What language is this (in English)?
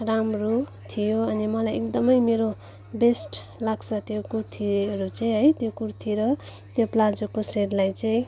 Nepali